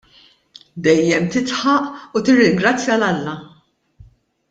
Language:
Maltese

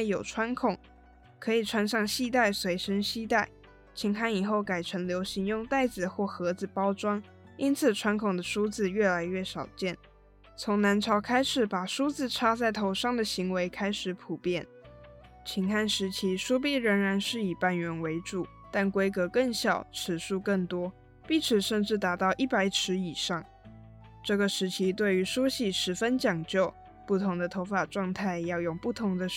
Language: Chinese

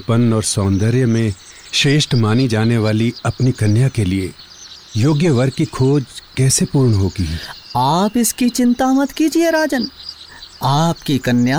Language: Hindi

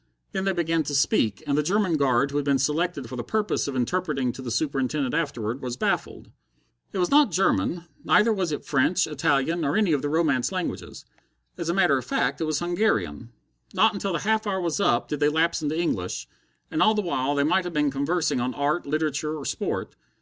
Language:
English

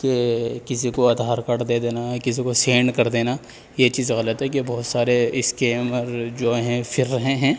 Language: Urdu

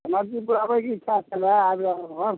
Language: Maithili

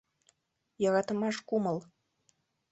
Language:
Mari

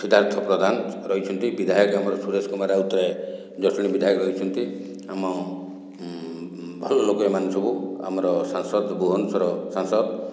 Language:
Odia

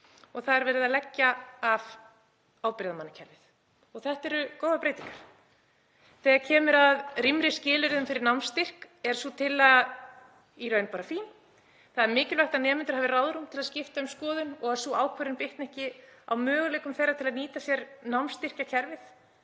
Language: Icelandic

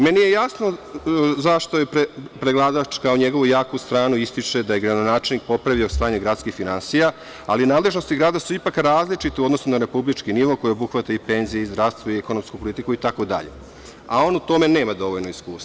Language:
Serbian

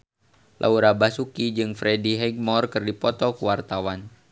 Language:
Sundanese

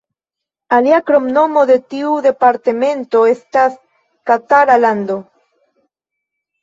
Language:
Esperanto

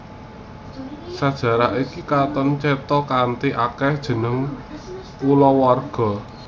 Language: Javanese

